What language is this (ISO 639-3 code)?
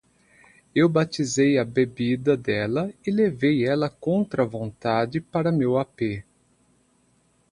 por